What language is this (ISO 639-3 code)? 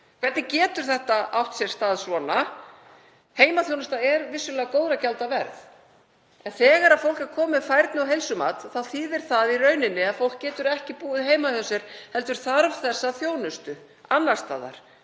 isl